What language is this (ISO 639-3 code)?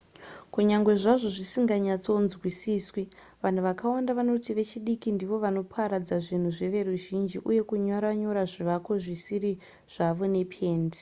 sna